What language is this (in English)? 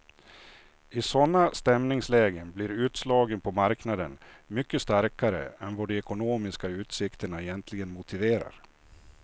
Swedish